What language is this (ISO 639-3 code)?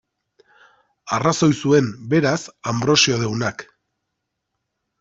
eus